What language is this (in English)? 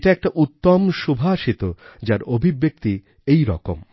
Bangla